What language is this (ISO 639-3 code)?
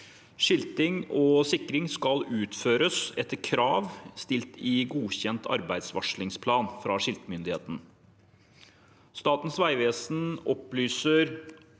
nor